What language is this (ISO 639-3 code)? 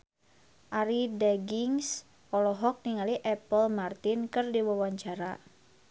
sun